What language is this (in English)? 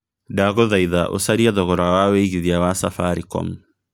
Kikuyu